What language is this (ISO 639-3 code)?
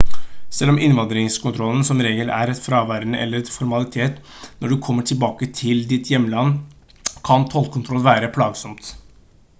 nob